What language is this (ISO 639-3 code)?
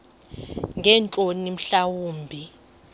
xho